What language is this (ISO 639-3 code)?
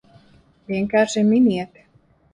lav